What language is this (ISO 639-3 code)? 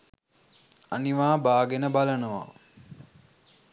sin